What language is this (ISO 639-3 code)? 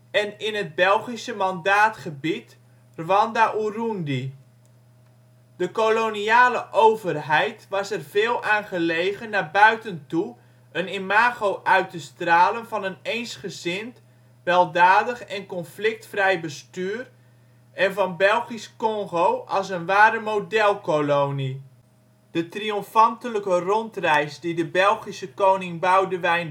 nld